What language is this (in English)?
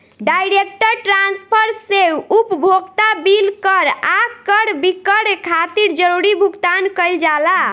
Bhojpuri